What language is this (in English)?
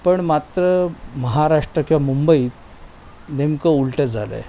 Marathi